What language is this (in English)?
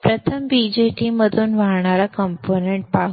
Marathi